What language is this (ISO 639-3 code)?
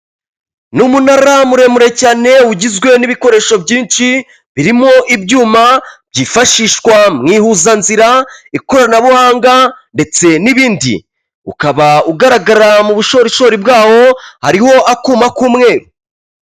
kin